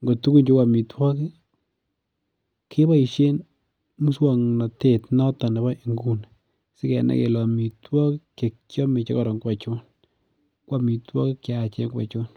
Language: Kalenjin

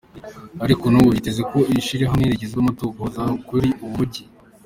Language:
Kinyarwanda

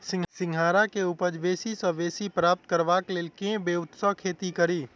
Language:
Maithili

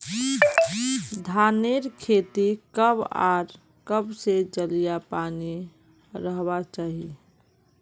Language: Magahi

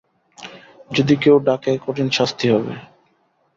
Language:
Bangla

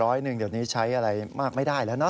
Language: Thai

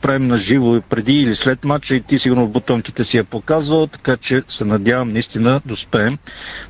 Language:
Bulgarian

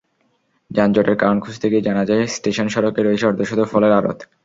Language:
Bangla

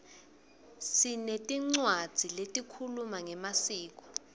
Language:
Swati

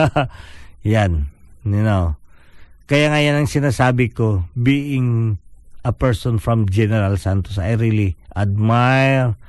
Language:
Filipino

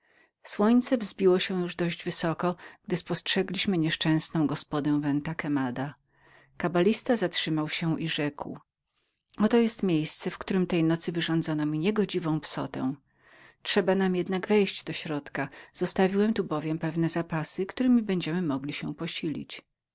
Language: Polish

